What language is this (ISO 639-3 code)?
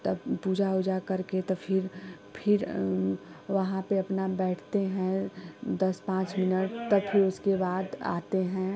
hin